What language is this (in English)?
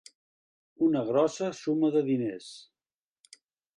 Catalan